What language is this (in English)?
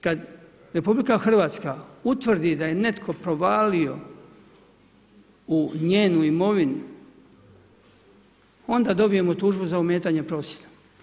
Croatian